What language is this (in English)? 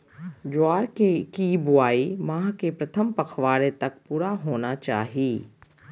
Magahi